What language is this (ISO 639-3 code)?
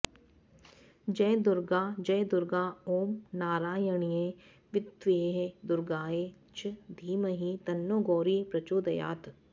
san